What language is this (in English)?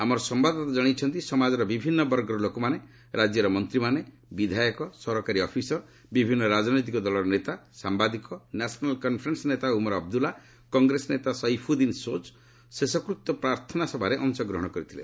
Odia